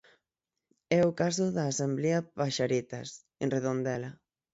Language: Galician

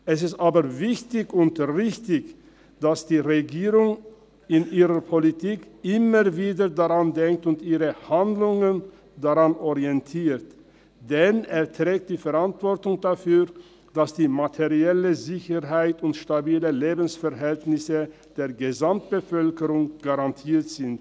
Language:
Swiss German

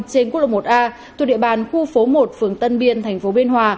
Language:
Vietnamese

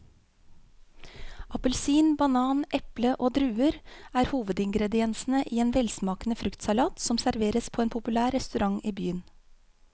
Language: Norwegian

